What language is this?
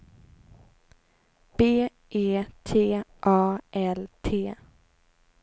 Swedish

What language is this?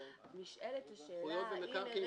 Hebrew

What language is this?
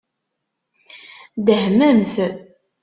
Kabyle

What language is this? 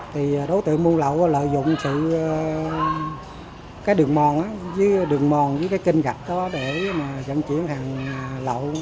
Vietnamese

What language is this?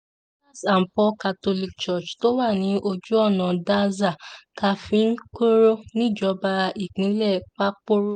Yoruba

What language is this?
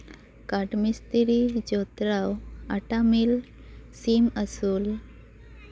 Santali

